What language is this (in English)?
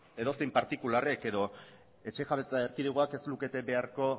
Basque